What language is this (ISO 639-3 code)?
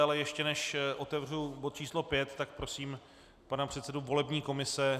ces